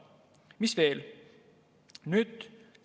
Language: Estonian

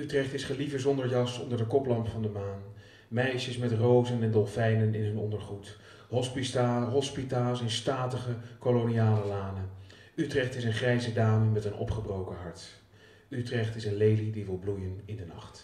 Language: Dutch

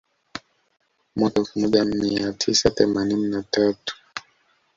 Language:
Swahili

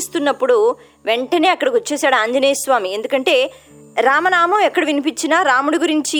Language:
Telugu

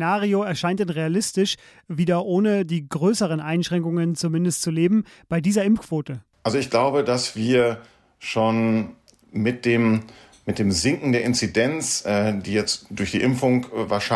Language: German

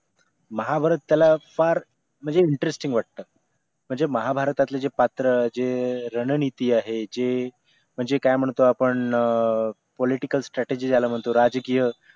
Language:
Marathi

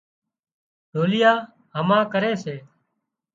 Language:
Wadiyara Koli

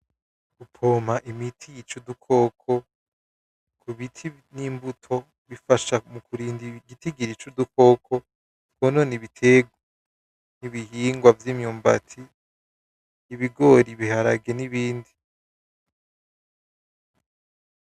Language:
Rundi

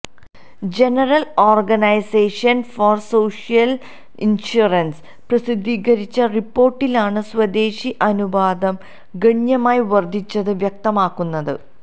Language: Malayalam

